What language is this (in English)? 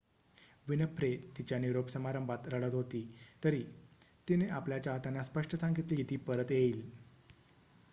Marathi